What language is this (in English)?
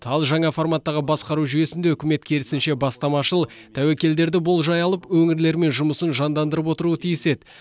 Kazakh